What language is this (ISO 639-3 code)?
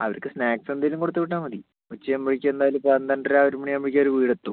mal